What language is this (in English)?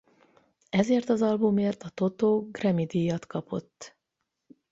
Hungarian